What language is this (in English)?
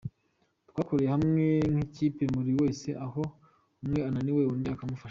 Kinyarwanda